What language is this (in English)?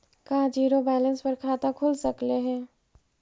Magahi